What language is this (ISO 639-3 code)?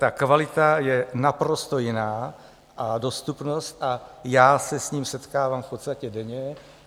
ces